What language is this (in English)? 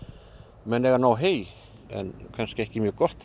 Icelandic